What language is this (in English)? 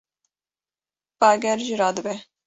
Kurdish